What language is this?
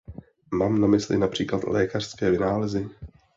Czech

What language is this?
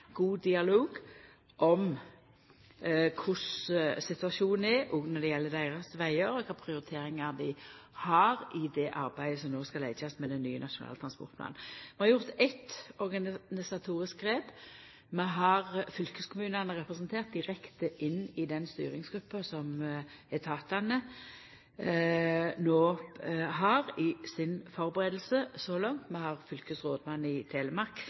Norwegian Nynorsk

